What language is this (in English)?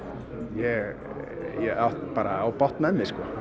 Icelandic